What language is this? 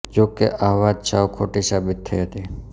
Gujarati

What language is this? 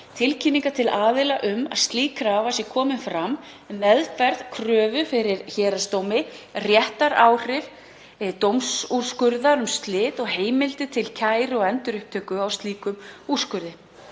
Icelandic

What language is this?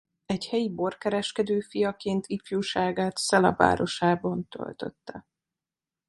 Hungarian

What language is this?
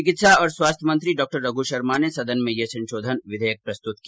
Hindi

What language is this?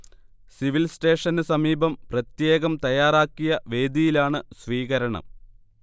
Malayalam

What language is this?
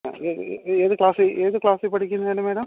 Malayalam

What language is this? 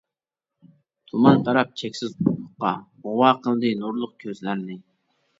Uyghur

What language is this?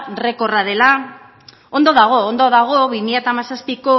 Basque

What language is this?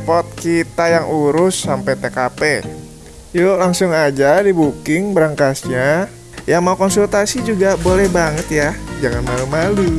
Indonesian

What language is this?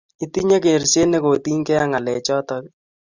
Kalenjin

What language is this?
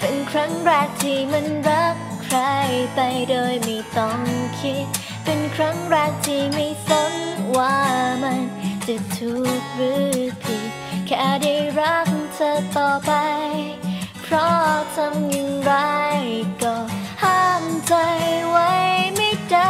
Thai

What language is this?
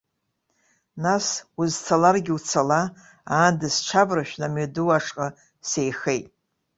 Abkhazian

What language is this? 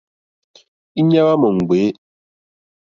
Mokpwe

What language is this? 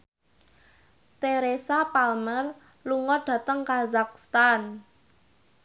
Javanese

